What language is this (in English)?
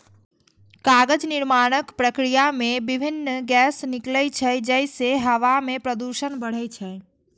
Maithili